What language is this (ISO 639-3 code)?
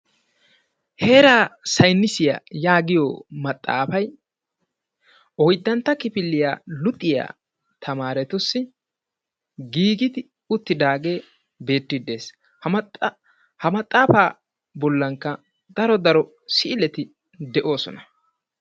wal